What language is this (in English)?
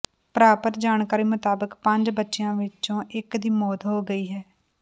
Punjabi